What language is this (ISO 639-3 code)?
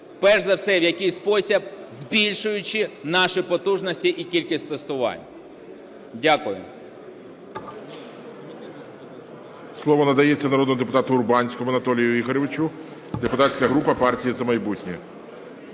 ukr